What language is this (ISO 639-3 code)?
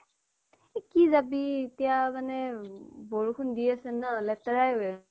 asm